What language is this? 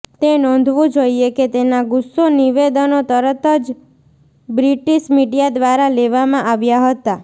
Gujarati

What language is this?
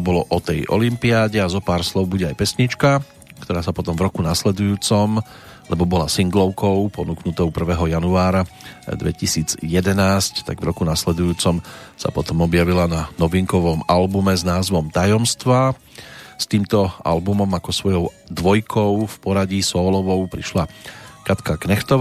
Slovak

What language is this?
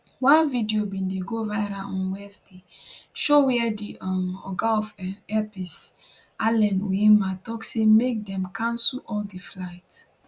Nigerian Pidgin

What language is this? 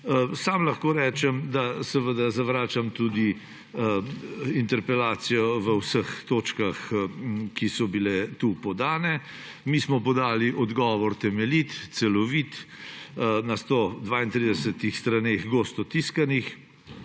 Slovenian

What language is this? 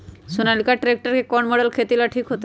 Magahi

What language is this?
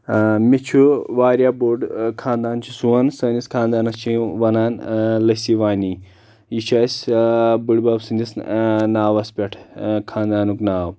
Kashmiri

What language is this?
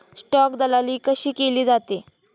Marathi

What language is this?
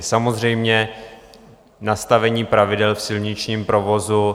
Czech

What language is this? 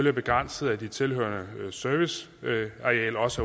Danish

